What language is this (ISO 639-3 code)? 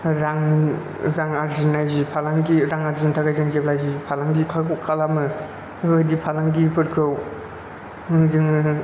brx